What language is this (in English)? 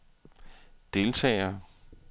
Danish